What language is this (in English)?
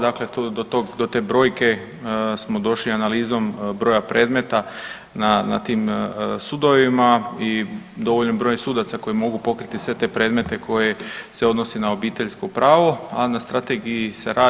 Croatian